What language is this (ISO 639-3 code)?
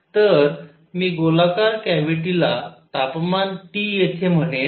mar